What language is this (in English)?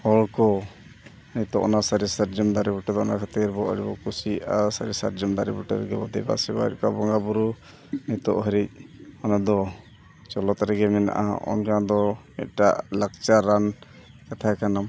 Santali